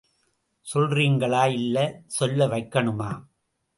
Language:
Tamil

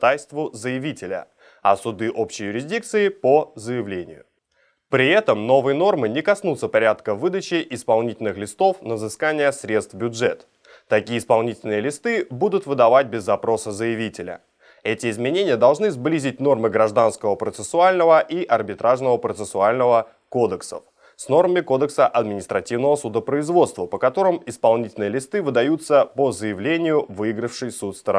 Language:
Russian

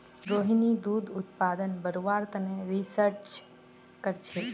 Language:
Magahi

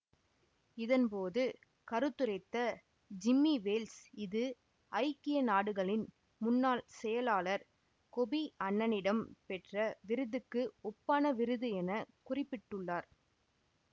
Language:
Tamil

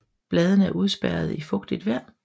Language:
Danish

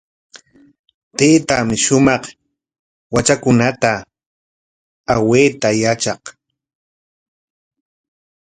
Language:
Corongo Ancash Quechua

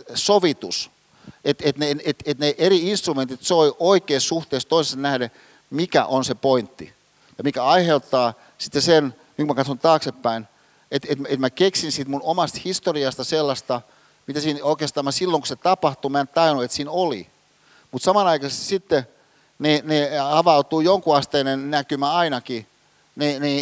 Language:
Finnish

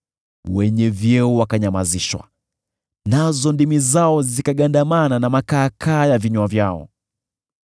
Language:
Swahili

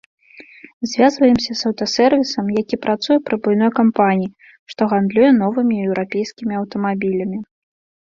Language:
Belarusian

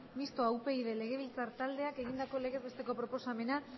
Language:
Basque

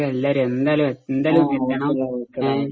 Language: Malayalam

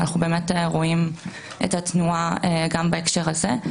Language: Hebrew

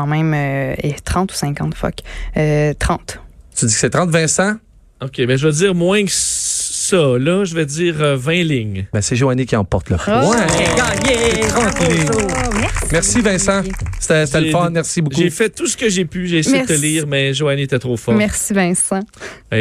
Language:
French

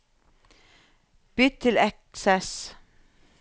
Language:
Norwegian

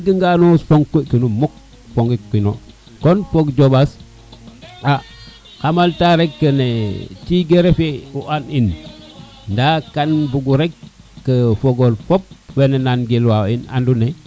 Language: Serer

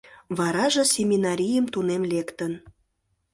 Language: Mari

